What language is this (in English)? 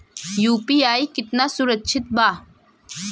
Bhojpuri